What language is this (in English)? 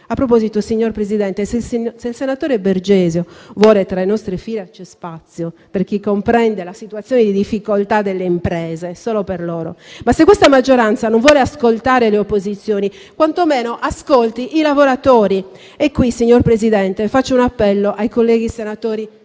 Italian